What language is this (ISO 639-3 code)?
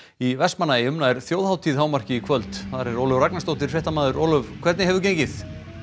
isl